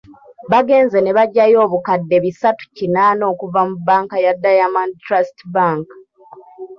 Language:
Ganda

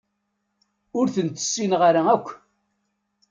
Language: Kabyle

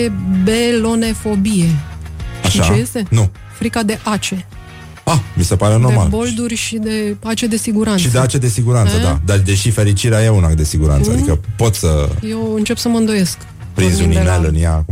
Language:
Romanian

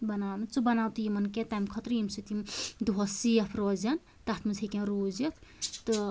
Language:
Kashmiri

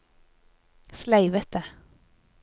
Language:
Norwegian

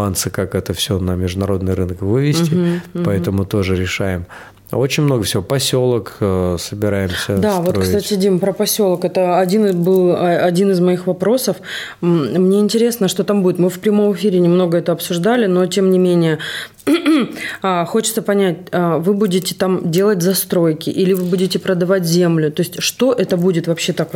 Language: Russian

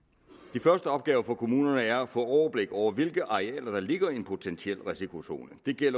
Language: Danish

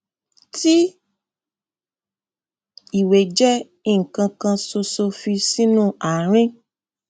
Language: Yoruba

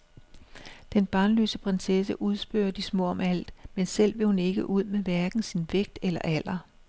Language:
Danish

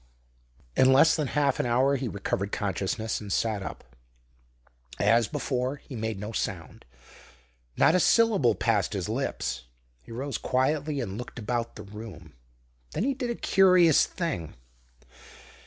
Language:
English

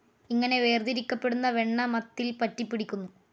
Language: Malayalam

